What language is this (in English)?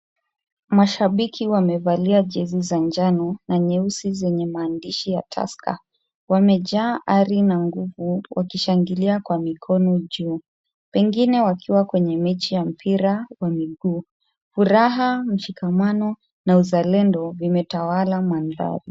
Swahili